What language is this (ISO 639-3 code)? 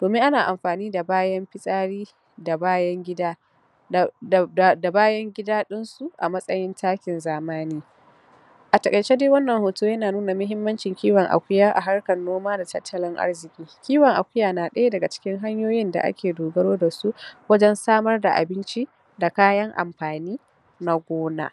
hau